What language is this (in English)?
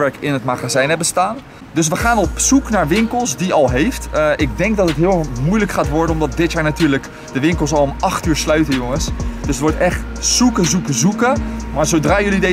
Dutch